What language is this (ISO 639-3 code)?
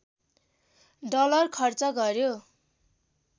nep